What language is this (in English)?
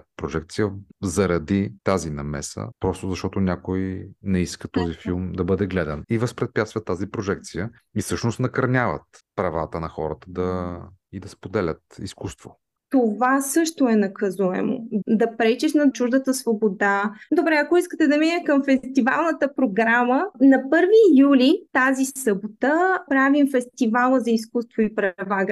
Bulgarian